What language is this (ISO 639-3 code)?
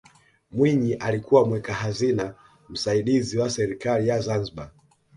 swa